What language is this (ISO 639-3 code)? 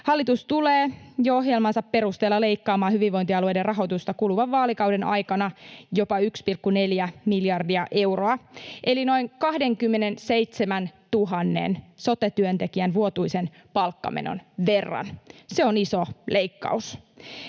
fin